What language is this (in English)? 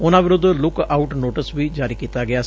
Punjabi